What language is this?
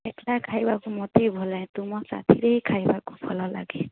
Odia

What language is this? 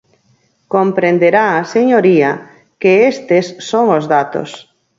Galician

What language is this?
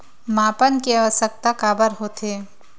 Chhattisgarhi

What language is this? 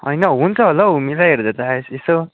Nepali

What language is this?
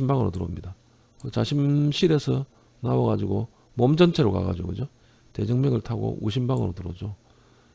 Korean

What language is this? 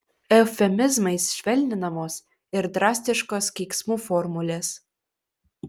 Lithuanian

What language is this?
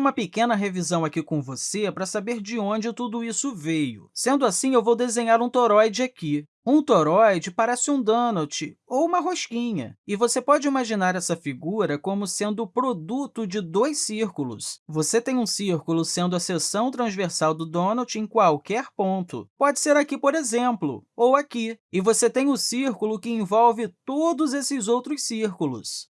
Portuguese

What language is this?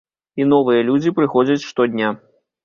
Belarusian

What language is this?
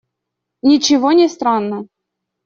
Russian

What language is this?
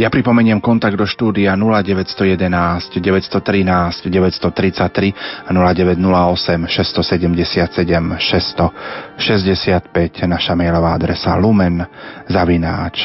Slovak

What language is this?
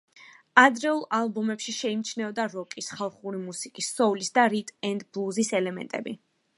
Georgian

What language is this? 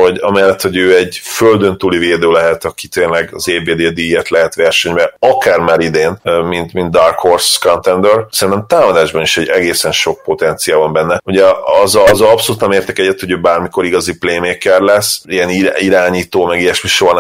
Hungarian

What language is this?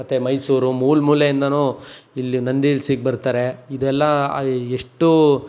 Kannada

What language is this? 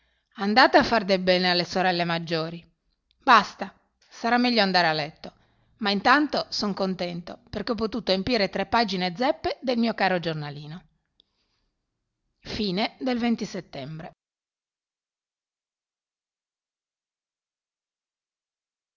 Italian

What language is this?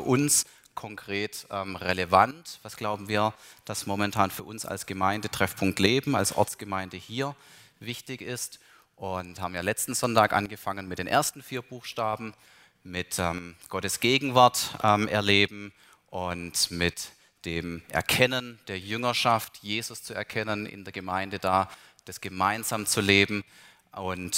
German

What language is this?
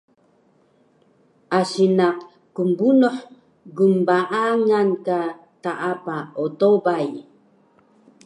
Taroko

